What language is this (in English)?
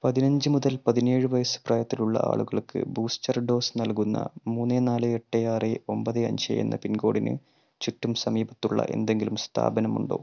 Malayalam